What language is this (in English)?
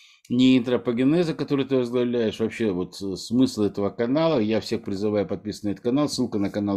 Russian